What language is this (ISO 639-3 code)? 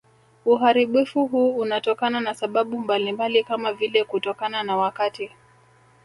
swa